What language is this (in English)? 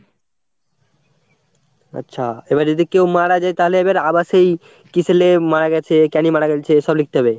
Bangla